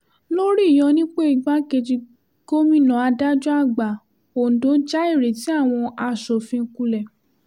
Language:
Yoruba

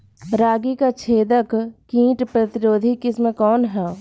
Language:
Bhojpuri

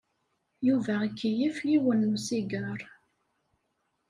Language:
Kabyle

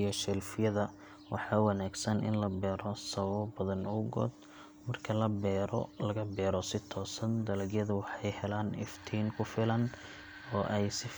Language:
Somali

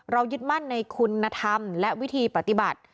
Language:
Thai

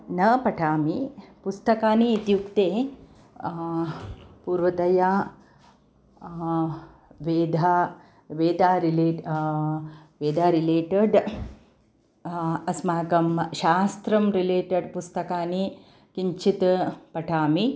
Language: Sanskrit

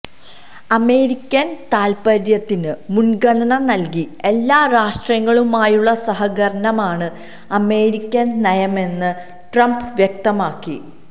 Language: Malayalam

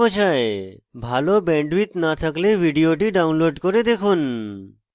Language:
Bangla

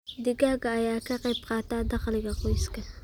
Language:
Somali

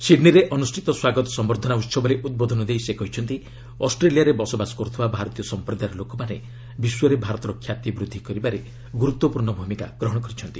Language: Odia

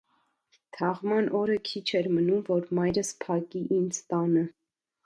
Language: Armenian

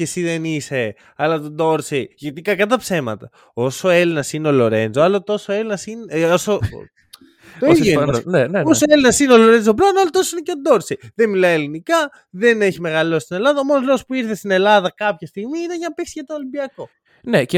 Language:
Greek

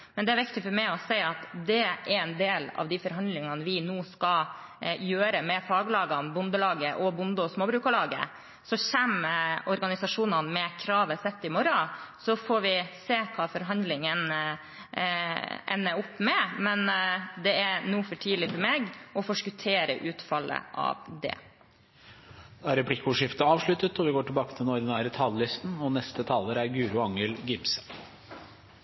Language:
Norwegian Bokmål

